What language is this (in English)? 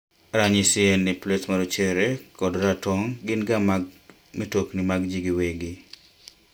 Luo (Kenya and Tanzania)